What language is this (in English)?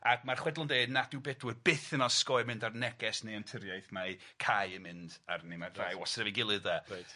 Welsh